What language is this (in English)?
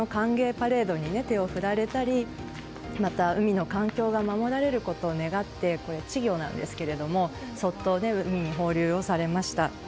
Japanese